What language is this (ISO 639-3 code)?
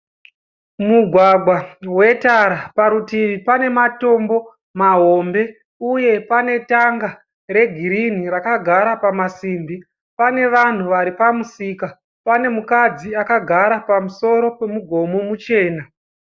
sna